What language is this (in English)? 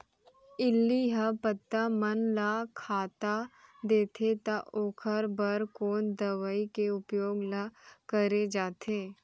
Chhattisgarhi